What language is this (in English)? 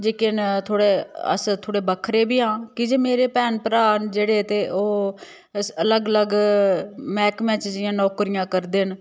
Dogri